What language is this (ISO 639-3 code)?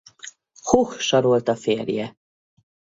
hun